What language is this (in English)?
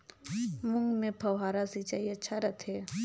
Chhattisgarhi